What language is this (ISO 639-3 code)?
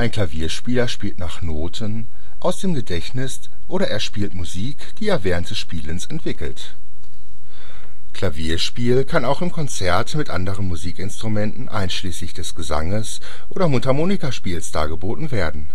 deu